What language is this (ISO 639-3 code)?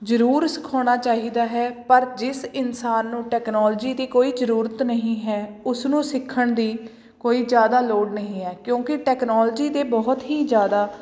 pan